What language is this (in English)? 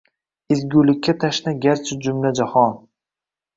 Uzbek